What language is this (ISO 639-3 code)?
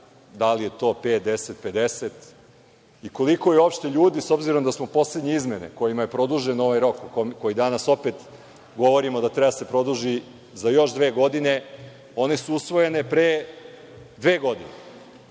srp